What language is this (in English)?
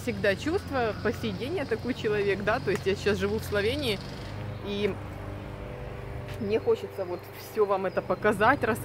Russian